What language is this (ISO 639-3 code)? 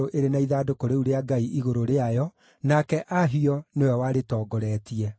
kik